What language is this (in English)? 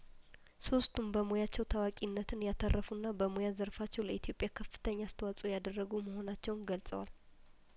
Amharic